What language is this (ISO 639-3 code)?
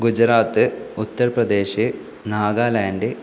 mal